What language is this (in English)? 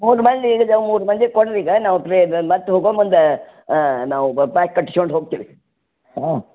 Kannada